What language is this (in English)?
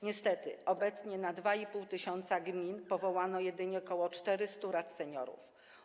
Polish